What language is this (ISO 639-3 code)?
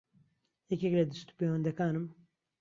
ckb